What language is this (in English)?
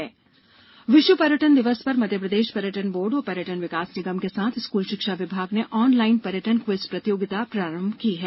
Hindi